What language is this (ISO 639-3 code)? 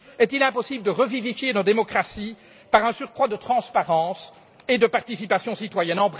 fra